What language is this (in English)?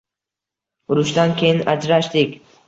Uzbek